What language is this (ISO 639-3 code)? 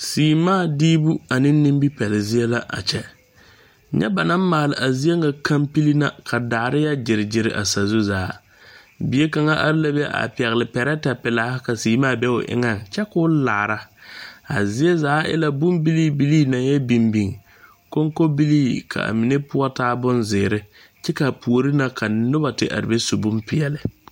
dga